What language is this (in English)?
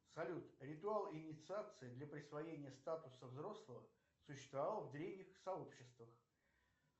Russian